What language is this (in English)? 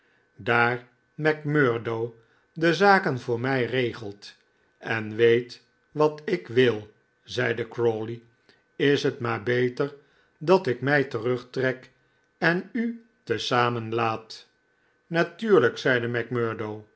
Dutch